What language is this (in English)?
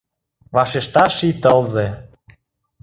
Mari